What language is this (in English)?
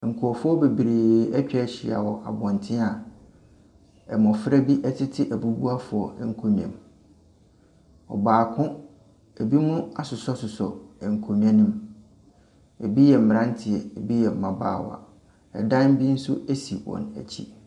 Akan